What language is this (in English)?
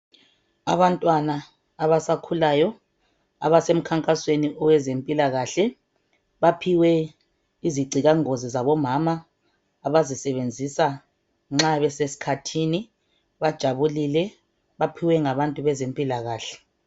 North Ndebele